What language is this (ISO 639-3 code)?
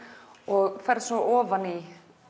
isl